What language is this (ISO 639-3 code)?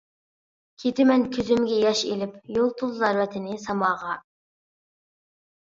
uig